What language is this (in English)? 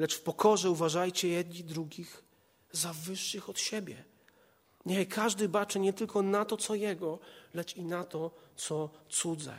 Polish